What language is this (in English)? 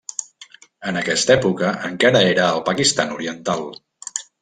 Catalan